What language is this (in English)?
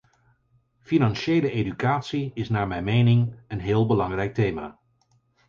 Dutch